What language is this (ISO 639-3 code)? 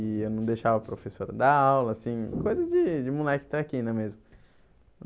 por